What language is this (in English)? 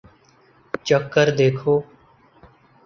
Urdu